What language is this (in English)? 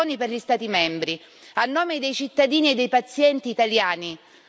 Italian